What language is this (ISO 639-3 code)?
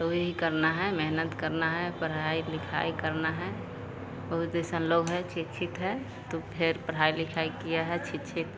hin